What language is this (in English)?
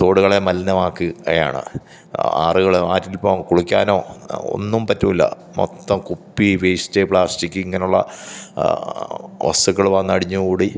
Malayalam